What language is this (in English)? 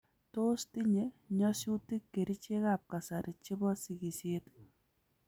Kalenjin